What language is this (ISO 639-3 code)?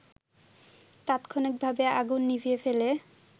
ben